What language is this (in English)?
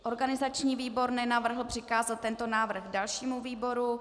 Czech